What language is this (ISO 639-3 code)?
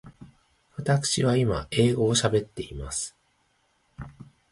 jpn